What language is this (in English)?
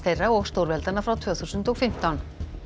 Icelandic